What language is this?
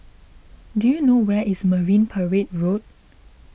English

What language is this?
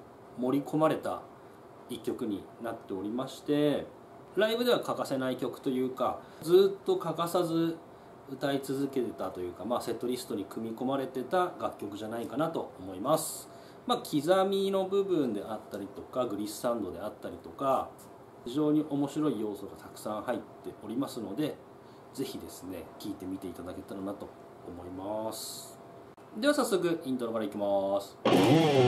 Japanese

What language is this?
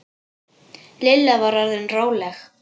Icelandic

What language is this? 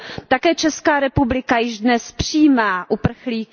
Czech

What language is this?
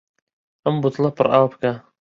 Central Kurdish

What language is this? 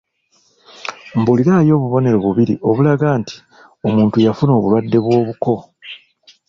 Ganda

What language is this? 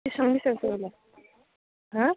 Bodo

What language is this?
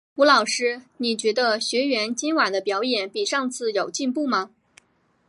Chinese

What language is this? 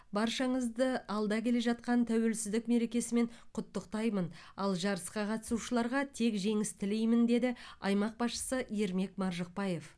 Kazakh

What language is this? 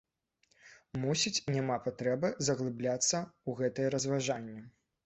Belarusian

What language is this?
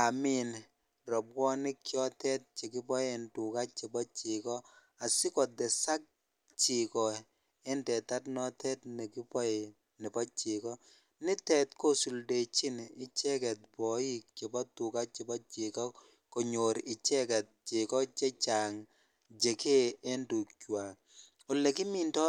Kalenjin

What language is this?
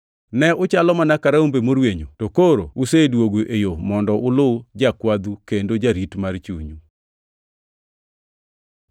Luo (Kenya and Tanzania)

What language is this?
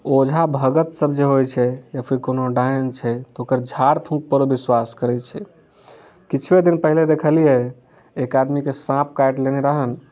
Maithili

